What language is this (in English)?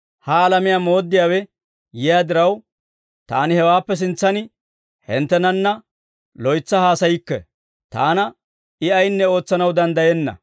Dawro